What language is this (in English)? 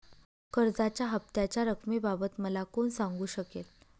Marathi